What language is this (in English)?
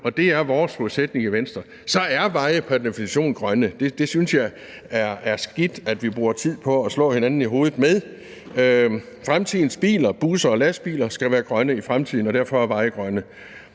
Danish